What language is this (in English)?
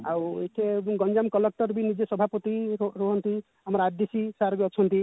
Odia